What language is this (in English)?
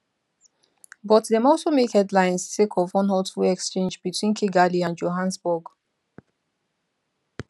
Nigerian Pidgin